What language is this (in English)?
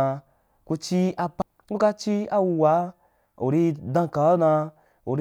Wapan